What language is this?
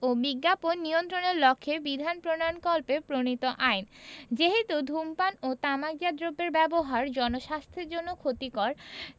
Bangla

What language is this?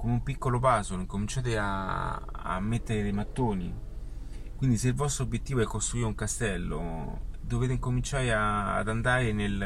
Italian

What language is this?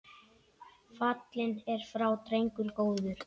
Icelandic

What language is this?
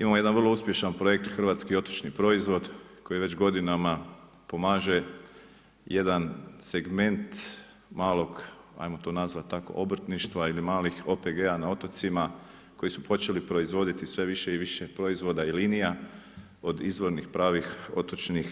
Croatian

